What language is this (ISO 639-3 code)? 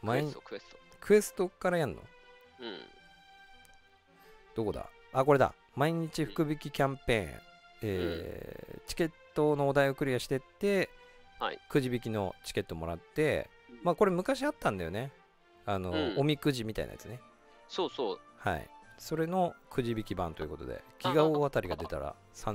jpn